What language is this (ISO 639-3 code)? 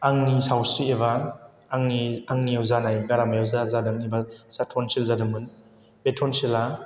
brx